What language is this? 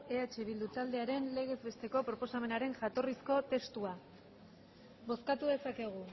Basque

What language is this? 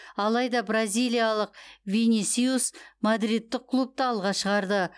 Kazakh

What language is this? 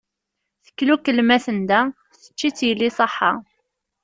Kabyle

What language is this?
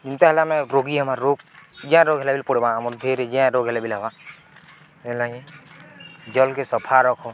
Odia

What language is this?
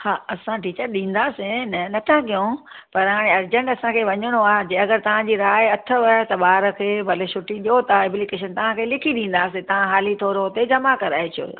Sindhi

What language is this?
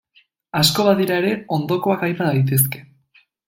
Basque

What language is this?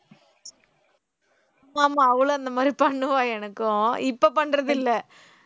Tamil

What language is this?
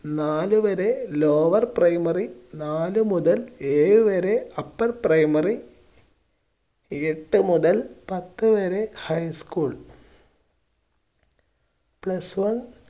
Malayalam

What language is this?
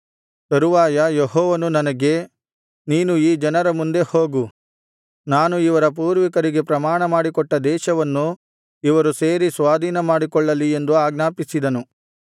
Kannada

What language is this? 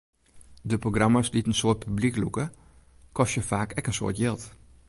Western Frisian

